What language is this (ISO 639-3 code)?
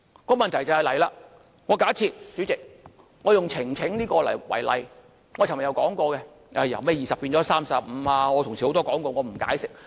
yue